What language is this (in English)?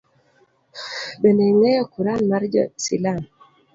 Luo (Kenya and Tanzania)